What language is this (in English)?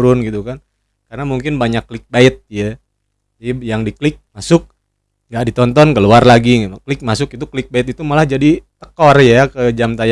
Indonesian